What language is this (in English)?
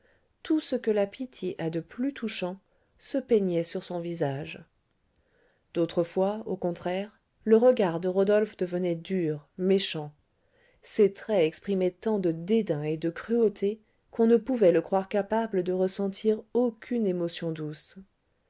French